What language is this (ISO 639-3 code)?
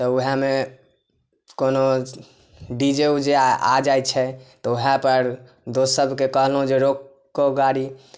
mai